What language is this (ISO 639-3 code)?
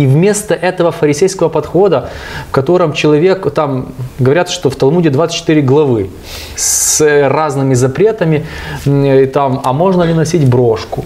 rus